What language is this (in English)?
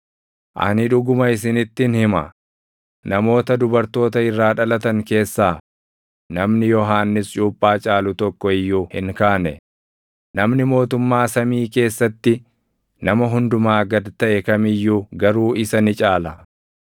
Oromo